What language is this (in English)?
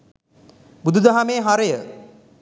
Sinhala